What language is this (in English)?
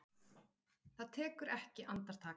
Icelandic